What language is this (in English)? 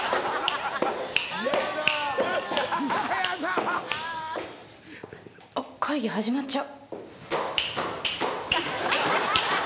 Japanese